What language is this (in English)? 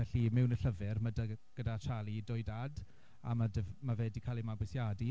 Welsh